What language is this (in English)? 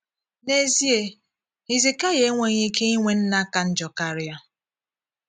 Igbo